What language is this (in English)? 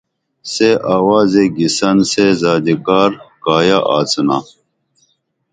Dameli